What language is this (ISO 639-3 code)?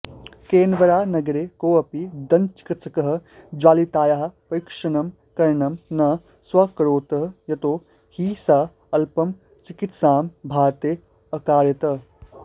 san